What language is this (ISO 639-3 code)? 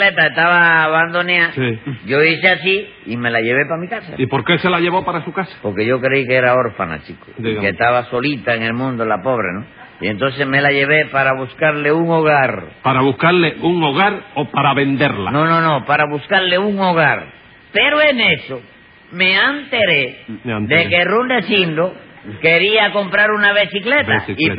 spa